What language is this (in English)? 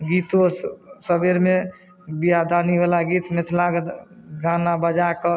Maithili